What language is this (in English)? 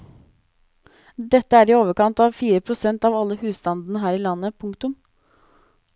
Norwegian